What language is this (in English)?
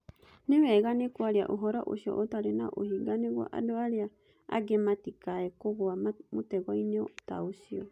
Kikuyu